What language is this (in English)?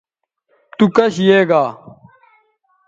Bateri